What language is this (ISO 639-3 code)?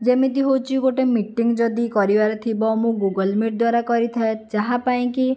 ori